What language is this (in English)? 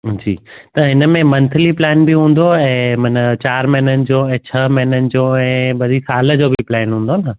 Sindhi